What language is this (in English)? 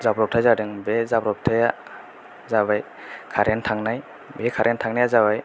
Bodo